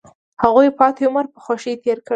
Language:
Pashto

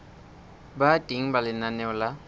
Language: Southern Sotho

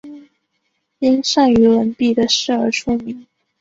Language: Chinese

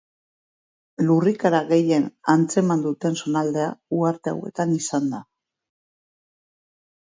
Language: Basque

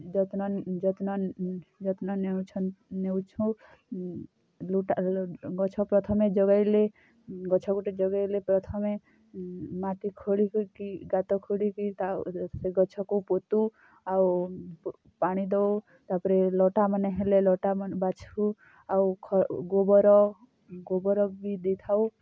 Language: Odia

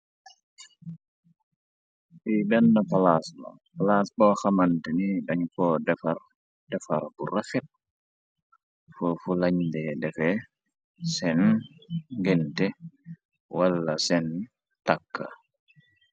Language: Wolof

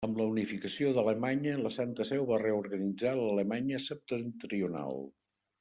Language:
Catalan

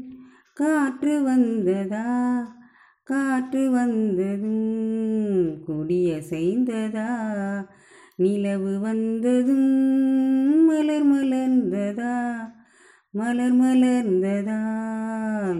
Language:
Tamil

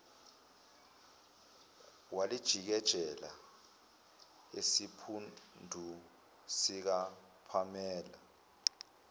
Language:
Zulu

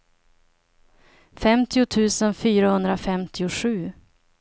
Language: Swedish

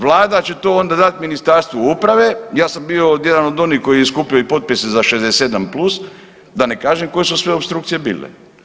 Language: Croatian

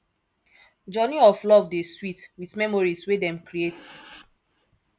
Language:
Nigerian Pidgin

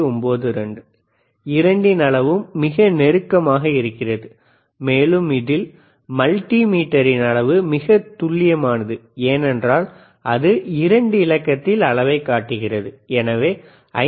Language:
Tamil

